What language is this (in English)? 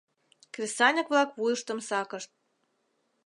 Mari